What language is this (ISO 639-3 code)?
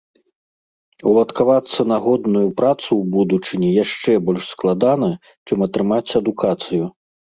bel